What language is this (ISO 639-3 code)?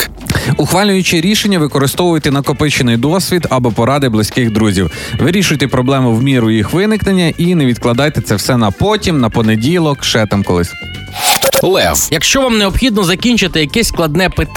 ukr